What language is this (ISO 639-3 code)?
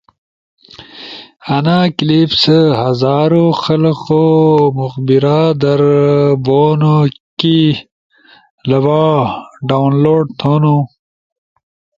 ush